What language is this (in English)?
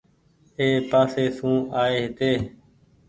Goaria